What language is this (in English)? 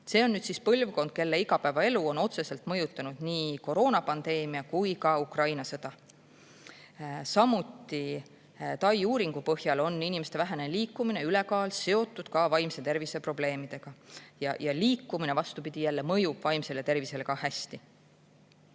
Estonian